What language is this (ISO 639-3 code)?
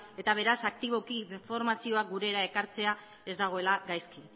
eus